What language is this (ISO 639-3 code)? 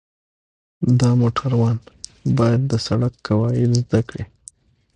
pus